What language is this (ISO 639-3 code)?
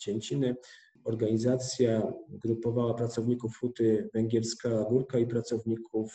pol